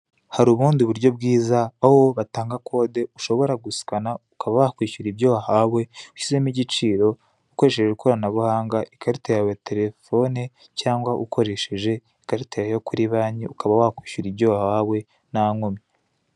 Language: Kinyarwanda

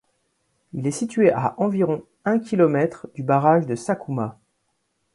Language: French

